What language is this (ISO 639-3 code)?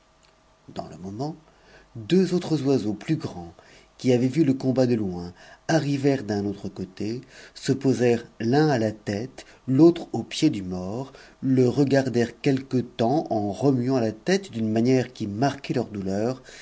fra